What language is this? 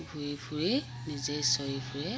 Assamese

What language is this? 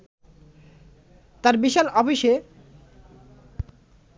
Bangla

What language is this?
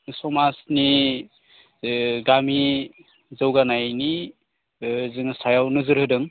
Bodo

